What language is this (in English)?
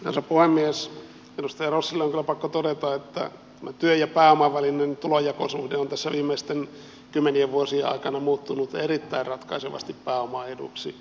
Finnish